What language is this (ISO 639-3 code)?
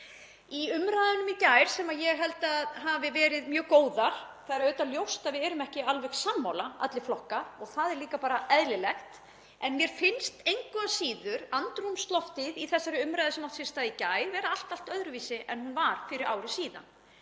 isl